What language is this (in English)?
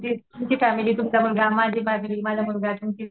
Marathi